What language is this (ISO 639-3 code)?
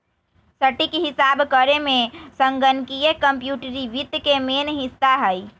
mag